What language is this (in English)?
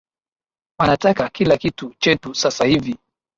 Swahili